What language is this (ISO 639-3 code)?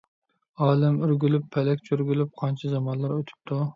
uig